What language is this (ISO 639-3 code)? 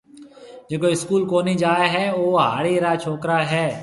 mve